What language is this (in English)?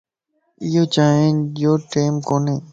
Lasi